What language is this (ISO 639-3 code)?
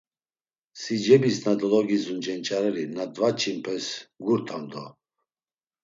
lzz